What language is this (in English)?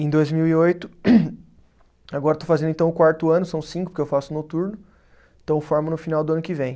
Portuguese